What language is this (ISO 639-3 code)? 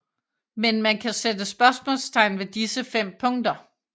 dan